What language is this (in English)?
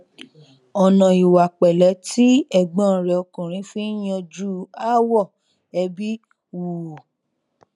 Yoruba